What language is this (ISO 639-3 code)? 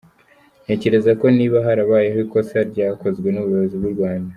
kin